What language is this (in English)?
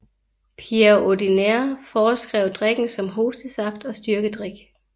Danish